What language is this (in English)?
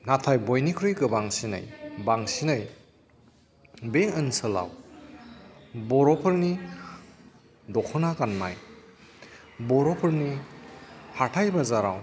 Bodo